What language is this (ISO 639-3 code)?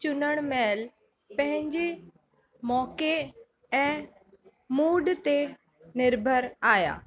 snd